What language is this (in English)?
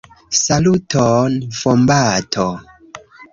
Esperanto